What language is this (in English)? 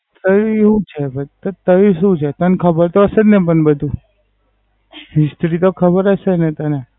Gujarati